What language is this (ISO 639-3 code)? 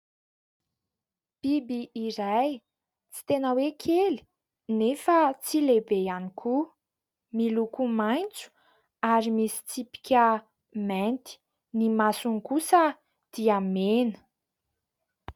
mlg